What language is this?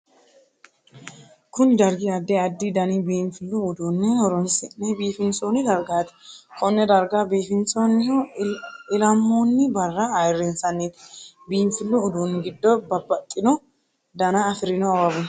Sidamo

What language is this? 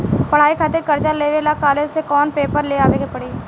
Bhojpuri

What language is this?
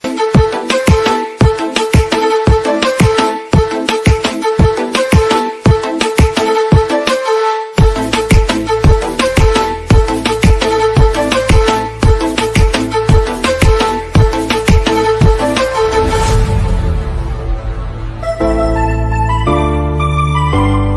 Hindi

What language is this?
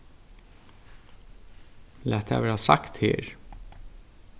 Faroese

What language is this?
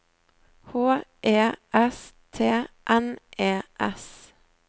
Norwegian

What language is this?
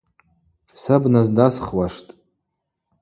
Abaza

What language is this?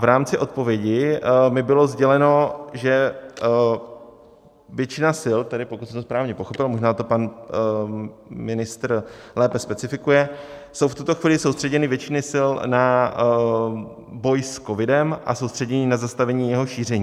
Czech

